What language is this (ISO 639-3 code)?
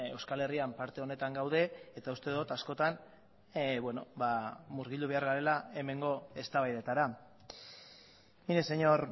eus